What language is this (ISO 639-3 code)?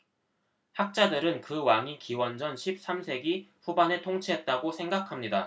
kor